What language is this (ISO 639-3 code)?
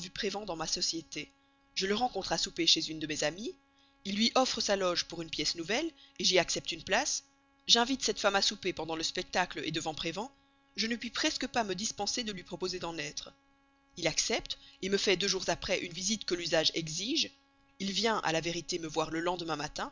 fra